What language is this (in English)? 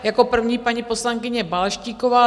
Czech